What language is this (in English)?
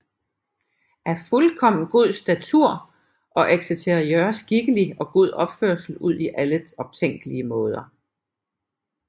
Danish